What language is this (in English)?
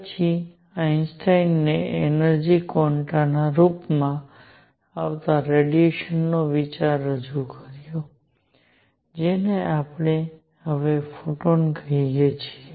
Gujarati